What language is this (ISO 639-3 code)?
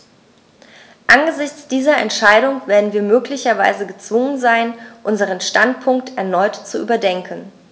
deu